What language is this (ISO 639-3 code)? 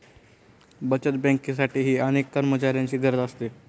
mar